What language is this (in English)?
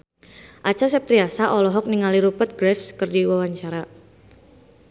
Sundanese